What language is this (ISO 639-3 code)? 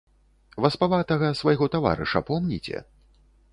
bel